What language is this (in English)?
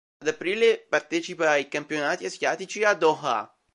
Italian